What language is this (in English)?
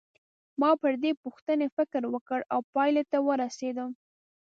Pashto